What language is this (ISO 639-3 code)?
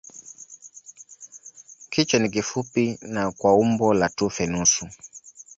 swa